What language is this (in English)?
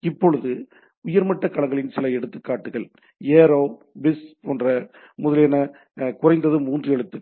Tamil